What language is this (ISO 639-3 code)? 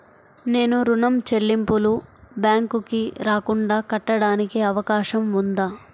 tel